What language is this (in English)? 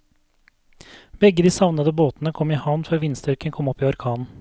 Norwegian